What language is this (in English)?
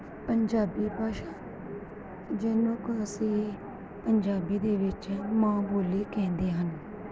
Punjabi